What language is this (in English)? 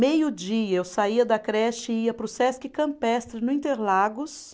Portuguese